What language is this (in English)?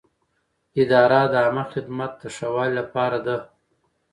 Pashto